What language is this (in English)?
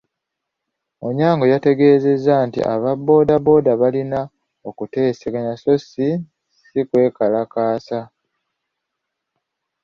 Ganda